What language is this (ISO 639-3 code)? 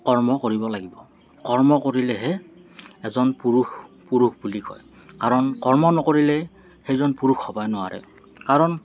asm